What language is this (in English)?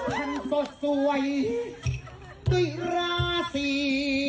Thai